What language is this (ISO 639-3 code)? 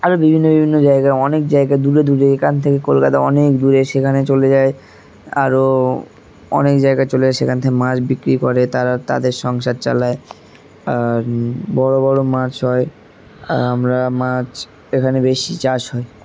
ben